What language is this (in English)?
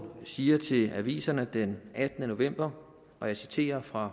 Danish